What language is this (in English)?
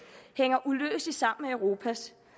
Danish